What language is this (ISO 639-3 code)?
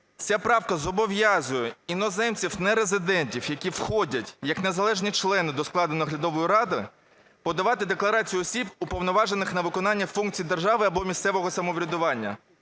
ukr